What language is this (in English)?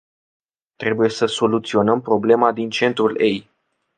Romanian